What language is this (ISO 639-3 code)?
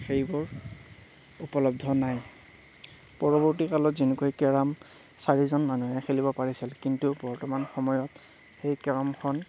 asm